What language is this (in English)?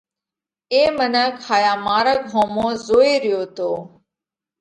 Parkari Koli